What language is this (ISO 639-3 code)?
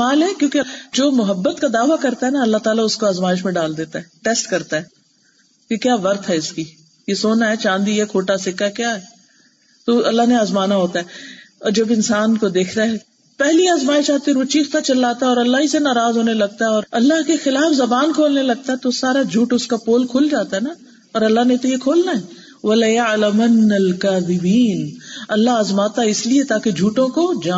urd